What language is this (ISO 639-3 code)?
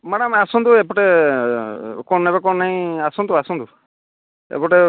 ori